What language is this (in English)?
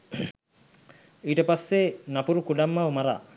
Sinhala